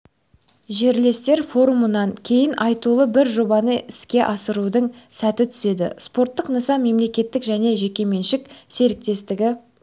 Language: Kazakh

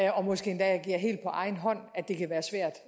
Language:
Danish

